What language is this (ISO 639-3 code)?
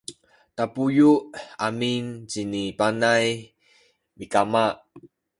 szy